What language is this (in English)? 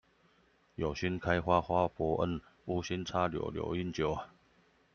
Chinese